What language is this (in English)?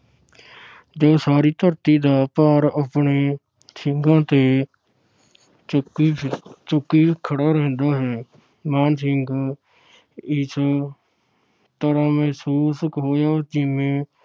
Punjabi